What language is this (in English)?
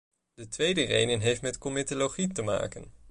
Dutch